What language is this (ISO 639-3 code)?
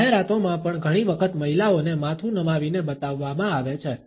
guj